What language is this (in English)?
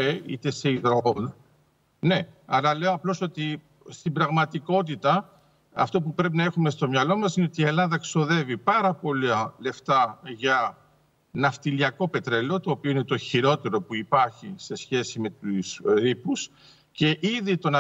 Greek